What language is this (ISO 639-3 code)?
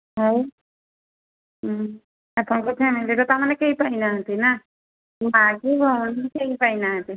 ori